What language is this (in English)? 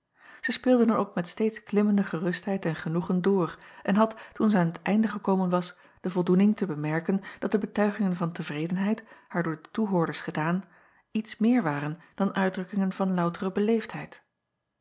Dutch